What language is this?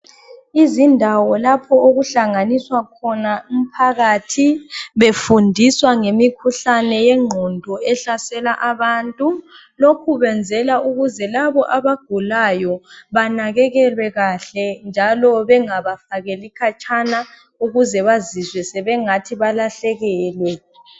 North Ndebele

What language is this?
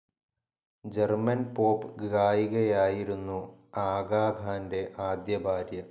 Malayalam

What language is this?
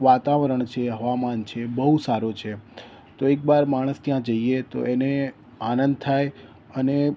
Gujarati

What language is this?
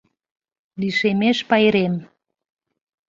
Mari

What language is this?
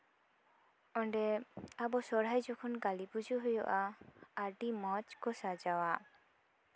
Santali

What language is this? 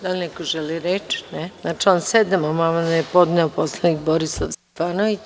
Serbian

